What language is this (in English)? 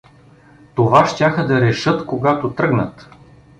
Bulgarian